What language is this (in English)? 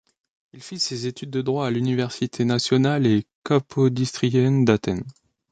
French